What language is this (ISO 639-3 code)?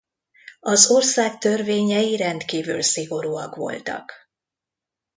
hun